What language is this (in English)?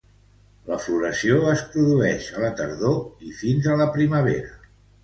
Catalan